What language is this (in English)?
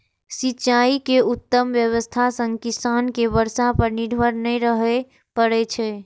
Maithili